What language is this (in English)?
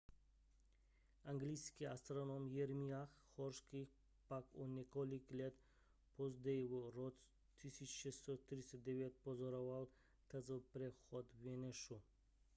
Czech